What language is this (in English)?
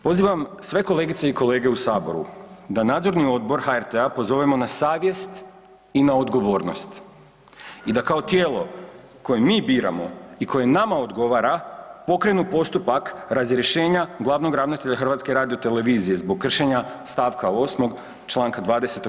Croatian